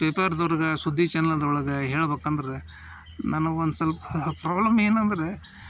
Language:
Kannada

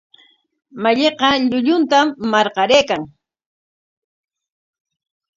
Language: Corongo Ancash Quechua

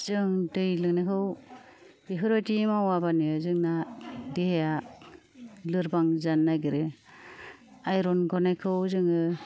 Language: Bodo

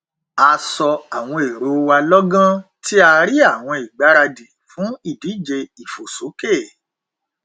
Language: Yoruba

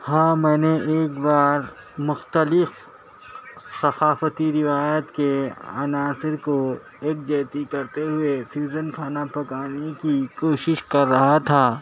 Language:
Urdu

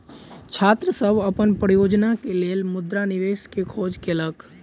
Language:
Maithili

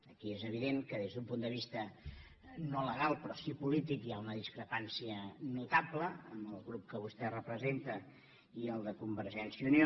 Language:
Catalan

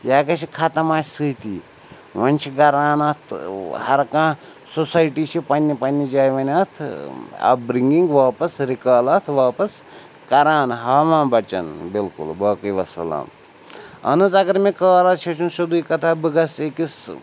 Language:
Kashmiri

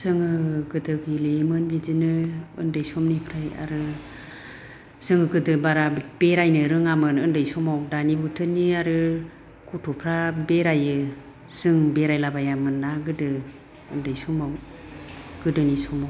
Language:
Bodo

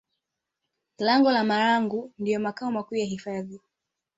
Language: Swahili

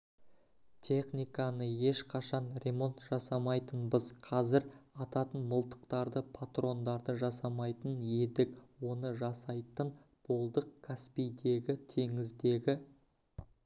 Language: Kazakh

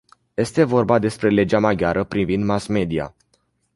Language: Romanian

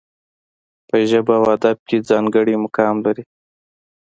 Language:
Pashto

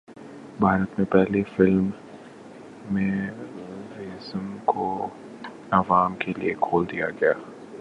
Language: Urdu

